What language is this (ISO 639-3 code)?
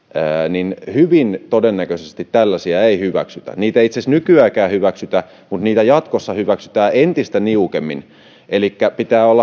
fin